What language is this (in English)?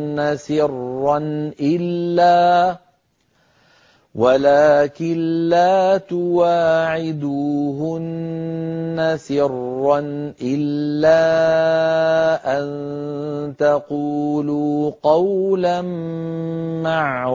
Arabic